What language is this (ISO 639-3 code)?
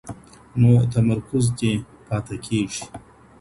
pus